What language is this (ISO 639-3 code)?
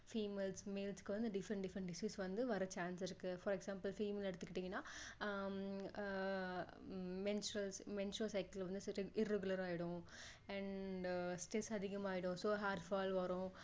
tam